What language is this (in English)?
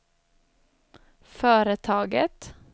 Swedish